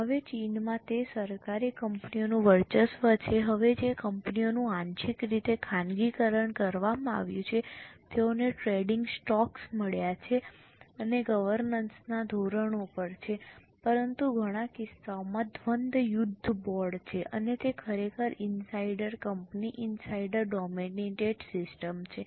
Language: Gujarati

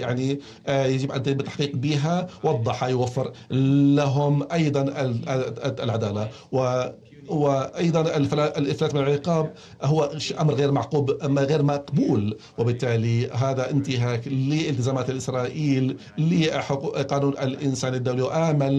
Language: Arabic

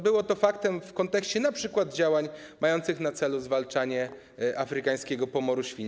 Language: Polish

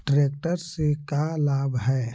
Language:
Magahi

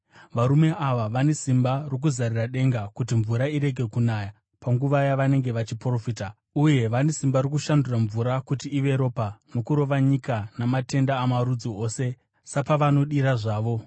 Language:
Shona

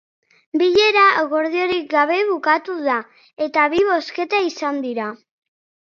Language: Basque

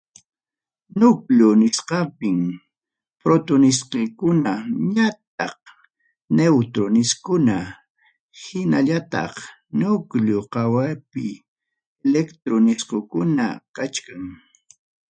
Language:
Ayacucho Quechua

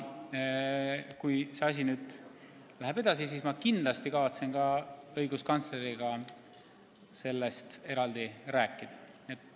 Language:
Estonian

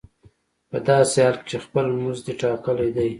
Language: Pashto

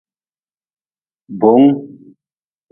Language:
Nawdm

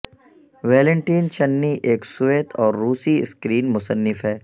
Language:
Urdu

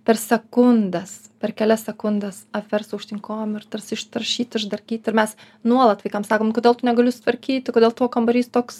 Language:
Lithuanian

